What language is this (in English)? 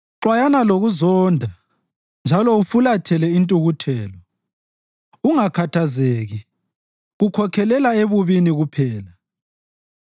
North Ndebele